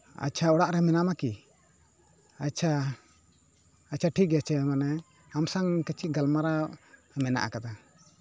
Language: Santali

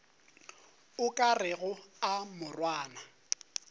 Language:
Northern Sotho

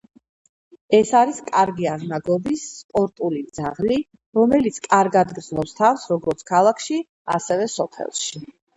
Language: Georgian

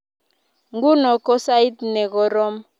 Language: Kalenjin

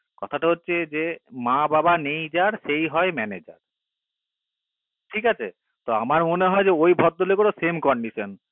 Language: Bangla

